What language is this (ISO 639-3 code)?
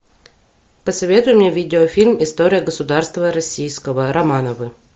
rus